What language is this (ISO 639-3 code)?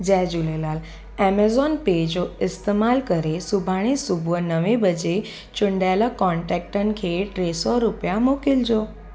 snd